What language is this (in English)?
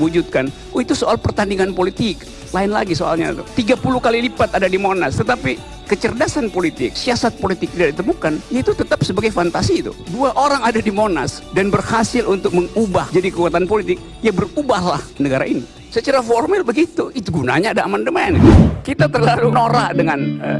Indonesian